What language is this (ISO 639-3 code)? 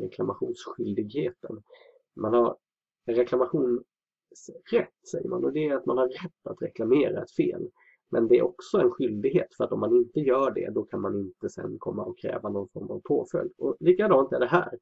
swe